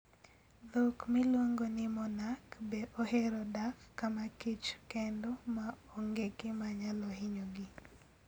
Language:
Luo (Kenya and Tanzania)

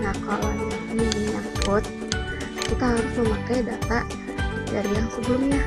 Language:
Indonesian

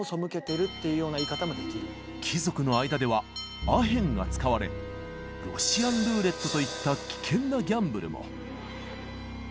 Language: Japanese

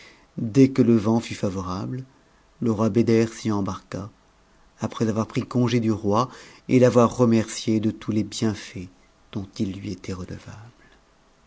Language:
French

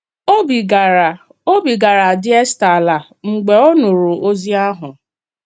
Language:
Igbo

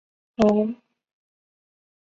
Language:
Chinese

